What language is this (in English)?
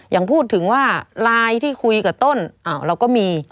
Thai